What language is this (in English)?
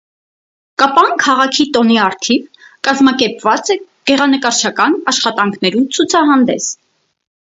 Armenian